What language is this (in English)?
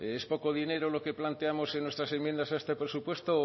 Spanish